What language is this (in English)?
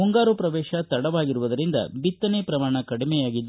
Kannada